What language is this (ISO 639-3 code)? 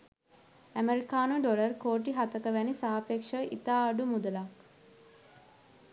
sin